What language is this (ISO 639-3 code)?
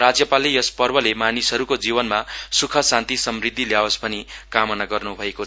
nep